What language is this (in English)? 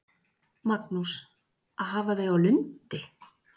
Icelandic